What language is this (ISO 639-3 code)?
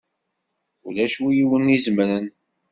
kab